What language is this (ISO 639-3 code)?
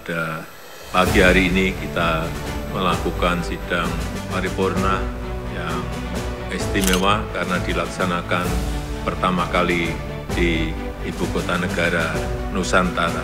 ind